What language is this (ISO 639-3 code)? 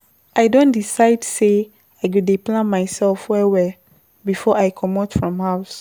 pcm